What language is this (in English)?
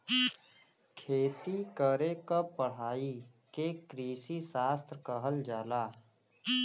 Bhojpuri